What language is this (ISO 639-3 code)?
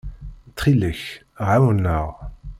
kab